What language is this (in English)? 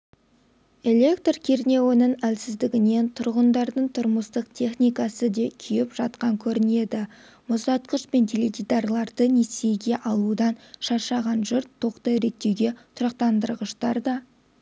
Kazakh